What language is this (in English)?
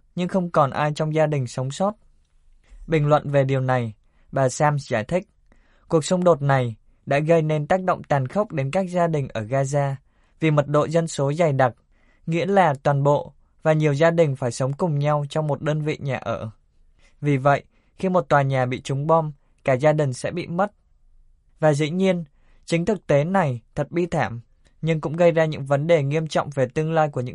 Vietnamese